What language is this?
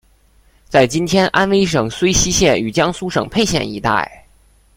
Chinese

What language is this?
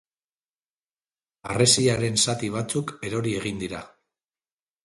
Basque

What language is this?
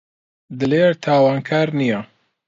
Central Kurdish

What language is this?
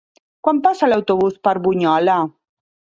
Catalan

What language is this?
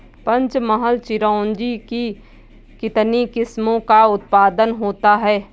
Hindi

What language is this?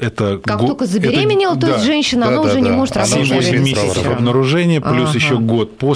Russian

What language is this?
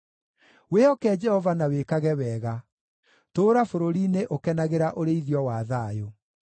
Kikuyu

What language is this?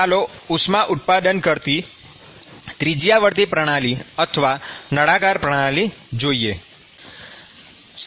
Gujarati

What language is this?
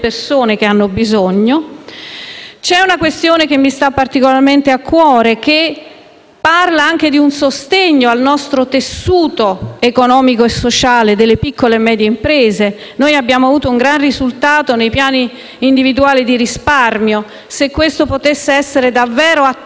Italian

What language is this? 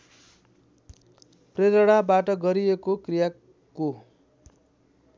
Nepali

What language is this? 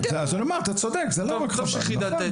Hebrew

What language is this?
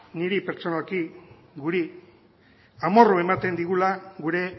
Basque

